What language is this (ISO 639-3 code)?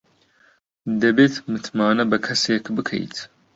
ckb